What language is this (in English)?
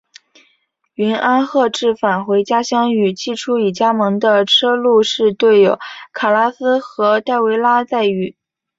Chinese